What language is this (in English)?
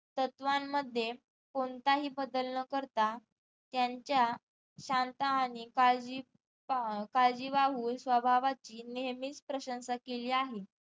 Marathi